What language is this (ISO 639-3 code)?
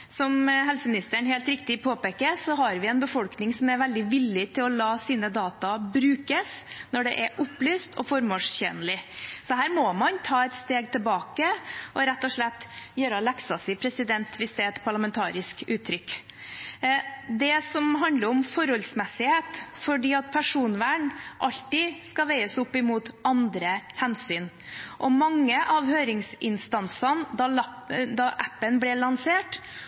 nob